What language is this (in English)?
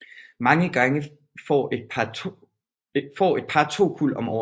Danish